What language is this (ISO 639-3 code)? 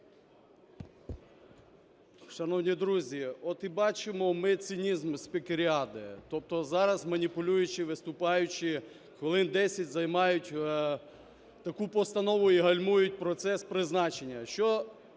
ukr